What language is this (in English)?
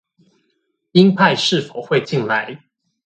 Chinese